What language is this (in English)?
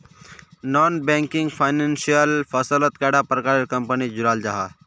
Magahi